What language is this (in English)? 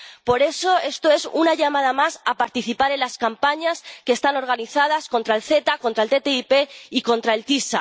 Spanish